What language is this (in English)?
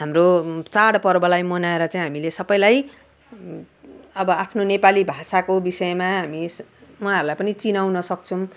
Nepali